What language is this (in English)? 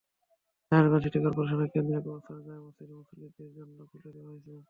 Bangla